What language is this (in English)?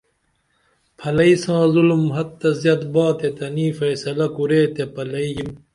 Dameli